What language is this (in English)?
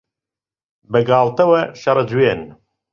Central Kurdish